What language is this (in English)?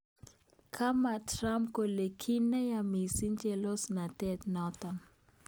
Kalenjin